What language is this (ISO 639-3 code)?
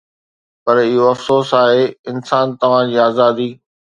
snd